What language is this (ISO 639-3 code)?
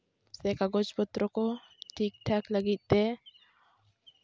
sat